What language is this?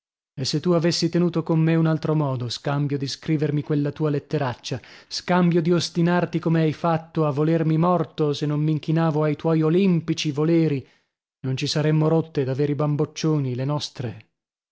Italian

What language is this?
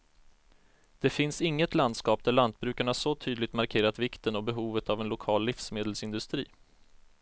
Swedish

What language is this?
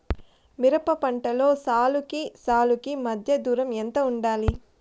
Telugu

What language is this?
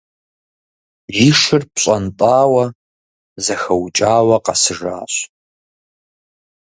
Kabardian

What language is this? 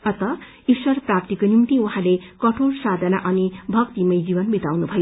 Nepali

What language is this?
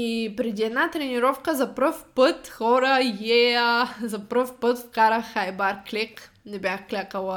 Bulgarian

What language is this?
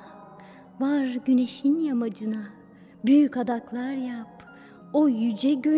Turkish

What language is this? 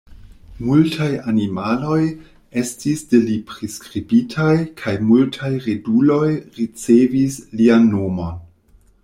Esperanto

